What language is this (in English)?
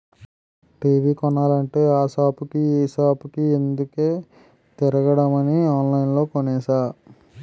Telugu